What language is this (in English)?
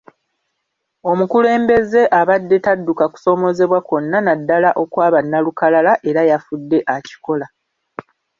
Ganda